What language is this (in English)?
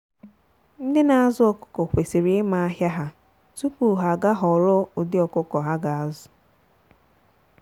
Igbo